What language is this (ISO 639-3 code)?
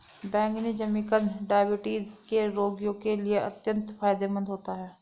hin